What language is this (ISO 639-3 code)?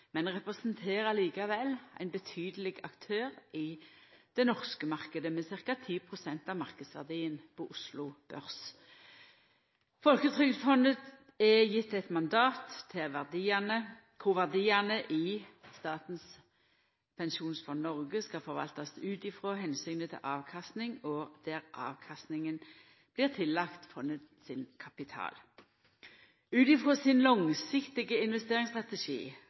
nno